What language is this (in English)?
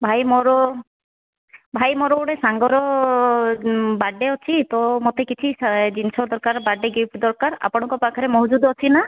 Odia